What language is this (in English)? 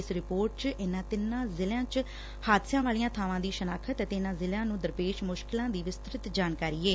Punjabi